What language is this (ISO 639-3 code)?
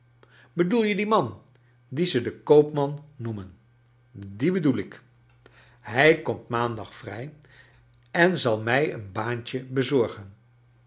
nld